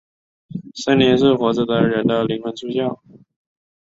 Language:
Chinese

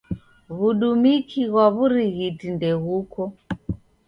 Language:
Taita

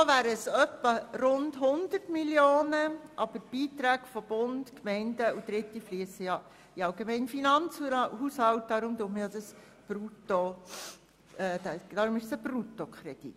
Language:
Swiss German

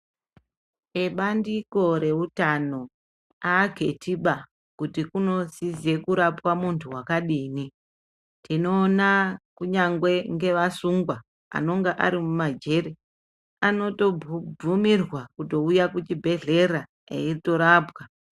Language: Ndau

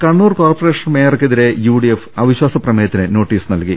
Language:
Malayalam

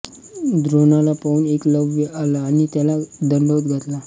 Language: Marathi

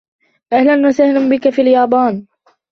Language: Arabic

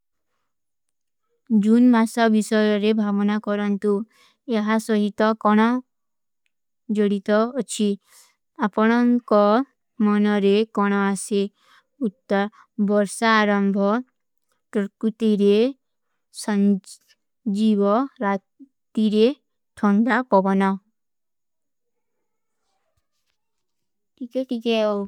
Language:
Kui (India)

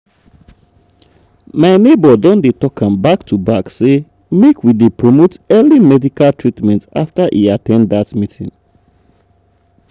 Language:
Nigerian Pidgin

